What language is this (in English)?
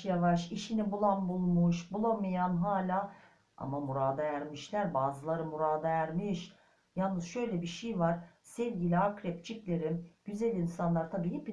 Turkish